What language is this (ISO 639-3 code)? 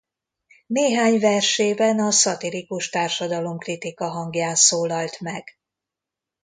hun